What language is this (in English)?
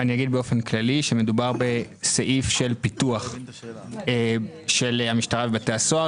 Hebrew